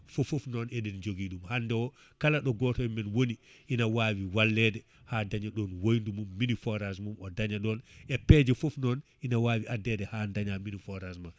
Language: Fula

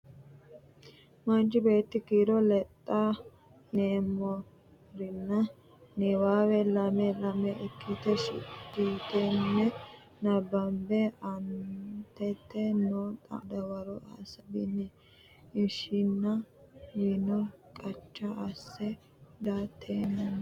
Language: Sidamo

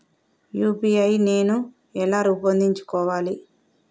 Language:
Telugu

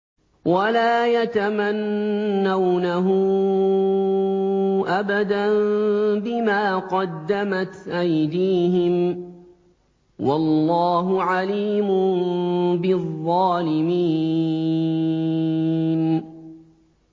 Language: Arabic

